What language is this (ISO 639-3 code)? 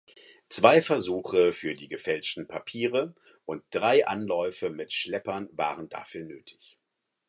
deu